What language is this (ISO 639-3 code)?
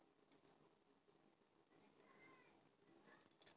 mag